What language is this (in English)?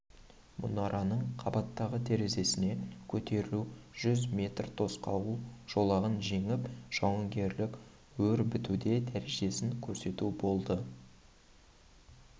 Kazakh